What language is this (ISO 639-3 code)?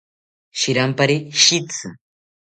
cpy